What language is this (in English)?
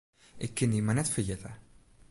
Western Frisian